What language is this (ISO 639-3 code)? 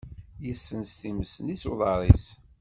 kab